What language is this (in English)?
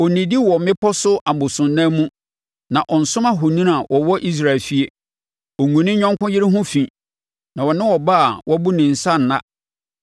Akan